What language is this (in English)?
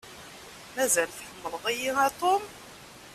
Kabyle